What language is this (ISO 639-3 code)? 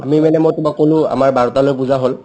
asm